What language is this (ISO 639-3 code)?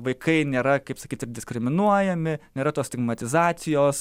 lit